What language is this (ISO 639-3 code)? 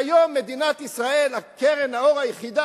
heb